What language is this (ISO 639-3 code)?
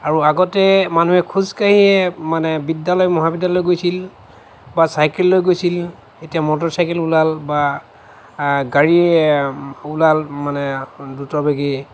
asm